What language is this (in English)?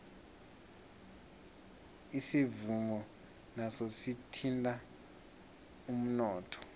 South Ndebele